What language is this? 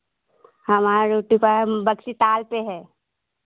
Hindi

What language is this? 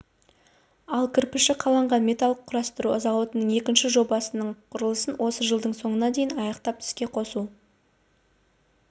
Kazakh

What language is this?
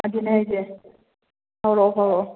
Manipuri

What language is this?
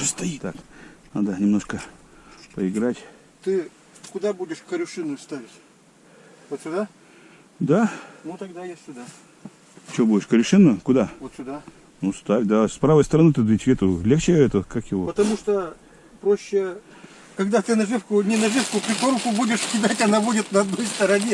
Russian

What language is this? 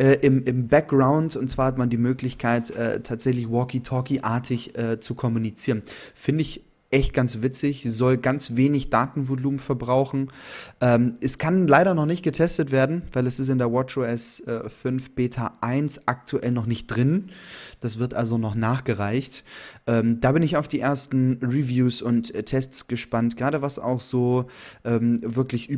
German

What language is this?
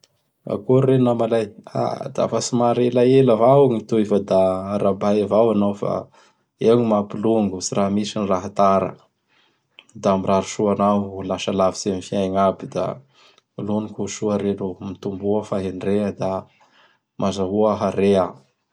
Bara Malagasy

